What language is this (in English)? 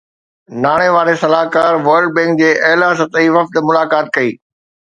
Sindhi